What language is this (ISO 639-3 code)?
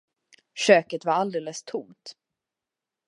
swe